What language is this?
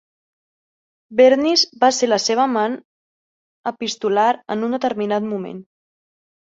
Catalan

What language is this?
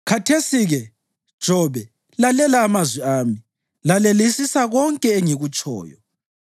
North Ndebele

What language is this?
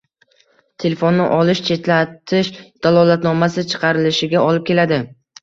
Uzbek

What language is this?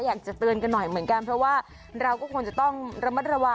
Thai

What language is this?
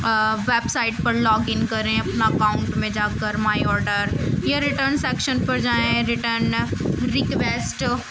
Urdu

